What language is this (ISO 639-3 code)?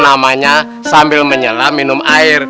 ind